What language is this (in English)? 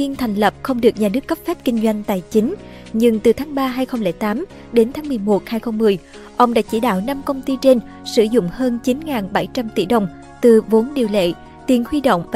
Vietnamese